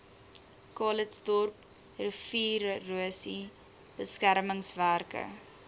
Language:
Afrikaans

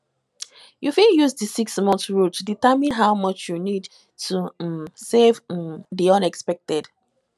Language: Nigerian Pidgin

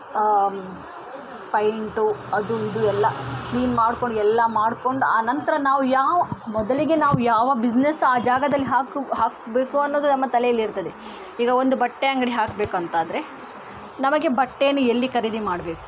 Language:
Kannada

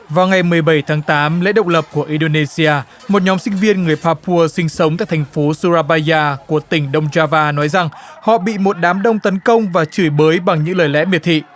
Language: Vietnamese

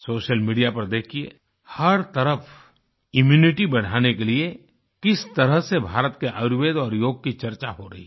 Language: Hindi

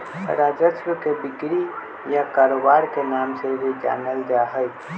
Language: Magahi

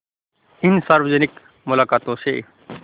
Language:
Hindi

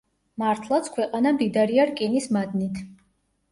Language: Georgian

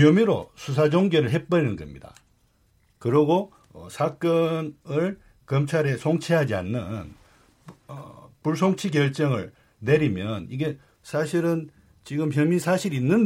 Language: Korean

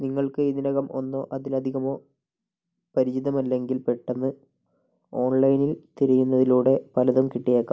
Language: Malayalam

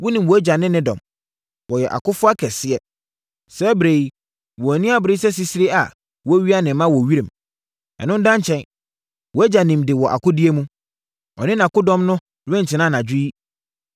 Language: Akan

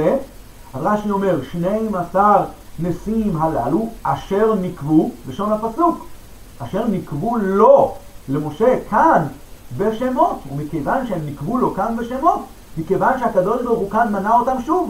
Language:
Hebrew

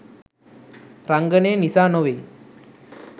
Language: Sinhala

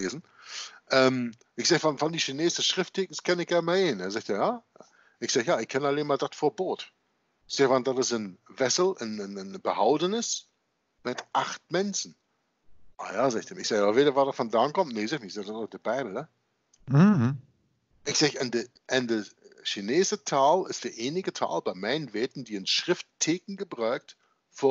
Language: Dutch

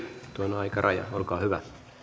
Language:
Finnish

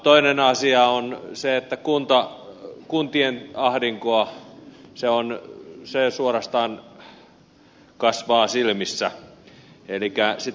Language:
Finnish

